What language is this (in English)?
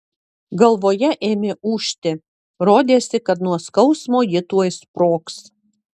Lithuanian